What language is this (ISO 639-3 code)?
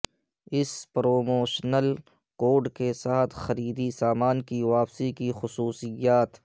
urd